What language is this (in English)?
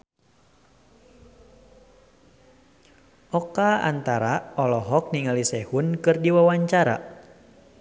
Sundanese